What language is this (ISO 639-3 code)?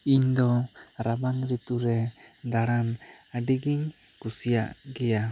sat